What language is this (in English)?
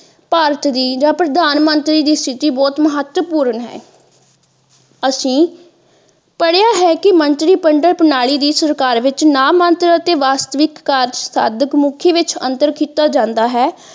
Punjabi